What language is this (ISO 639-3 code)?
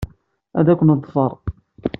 kab